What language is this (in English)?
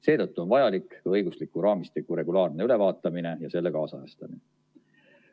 Estonian